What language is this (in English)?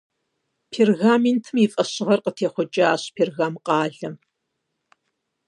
Kabardian